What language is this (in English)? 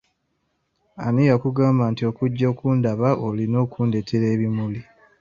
Ganda